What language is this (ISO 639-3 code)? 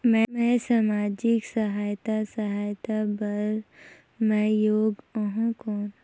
hne